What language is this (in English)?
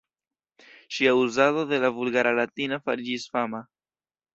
Esperanto